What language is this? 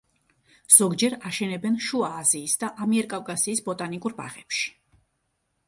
Georgian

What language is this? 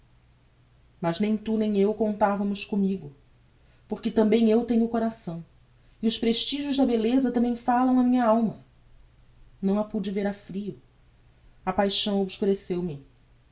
Portuguese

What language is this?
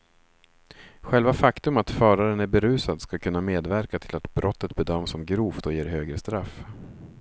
Swedish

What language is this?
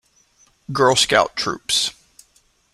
English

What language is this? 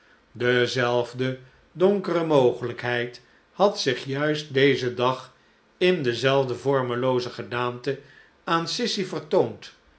Dutch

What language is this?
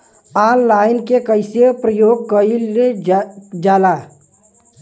Bhojpuri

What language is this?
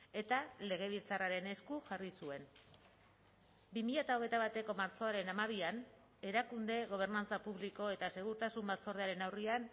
Basque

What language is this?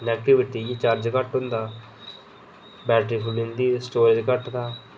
Dogri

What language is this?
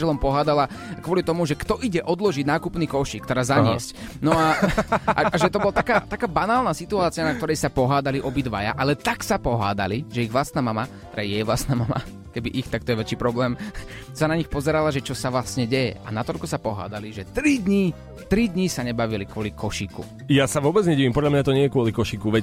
Slovak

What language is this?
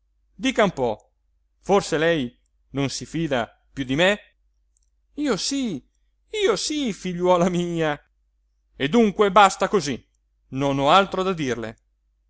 Italian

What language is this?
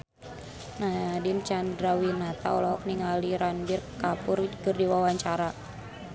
Sundanese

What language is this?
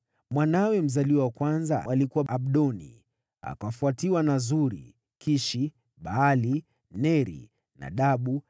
Swahili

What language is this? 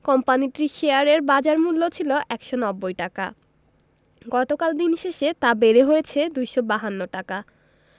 Bangla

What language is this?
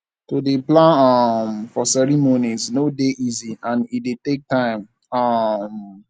Nigerian Pidgin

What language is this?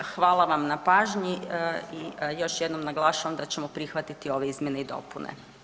Croatian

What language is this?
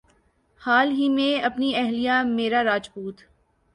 Urdu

